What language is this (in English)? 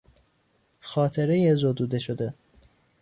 Persian